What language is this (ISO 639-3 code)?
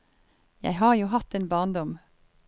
nor